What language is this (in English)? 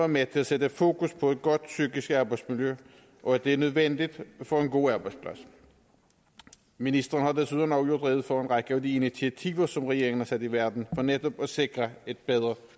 Danish